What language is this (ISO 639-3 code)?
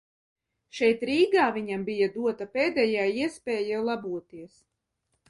lav